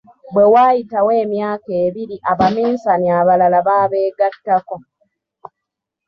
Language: Ganda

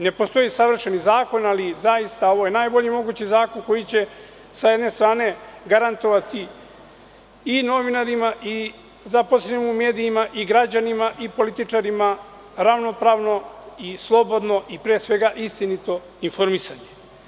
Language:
Serbian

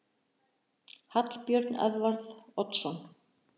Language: Icelandic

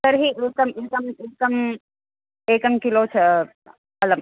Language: Sanskrit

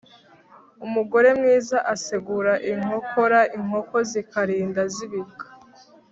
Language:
Kinyarwanda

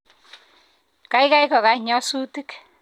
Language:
Kalenjin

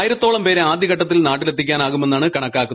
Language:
Malayalam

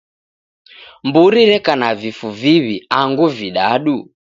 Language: Taita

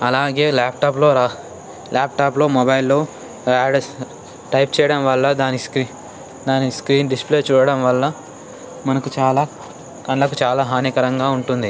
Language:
Telugu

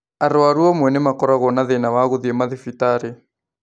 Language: Kikuyu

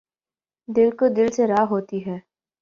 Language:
Urdu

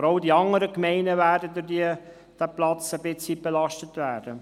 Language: Swiss German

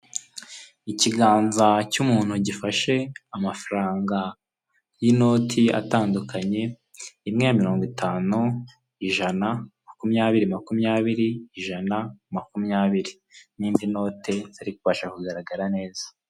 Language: Kinyarwanda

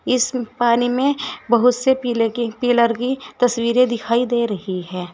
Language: Hindi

